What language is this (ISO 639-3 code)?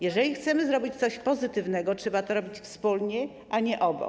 pol